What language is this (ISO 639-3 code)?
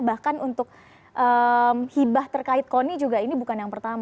ind